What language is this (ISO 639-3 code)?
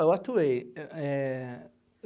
por